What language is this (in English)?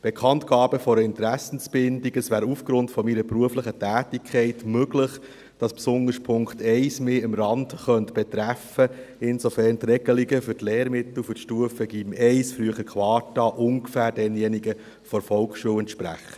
Swiss German